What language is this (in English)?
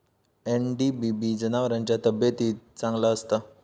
Marathi